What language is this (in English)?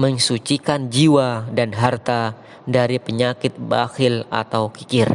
Indonesian